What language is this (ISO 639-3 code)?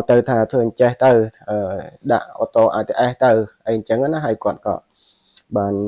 vie